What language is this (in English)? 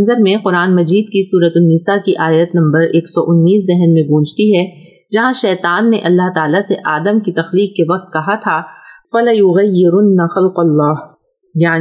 Urdu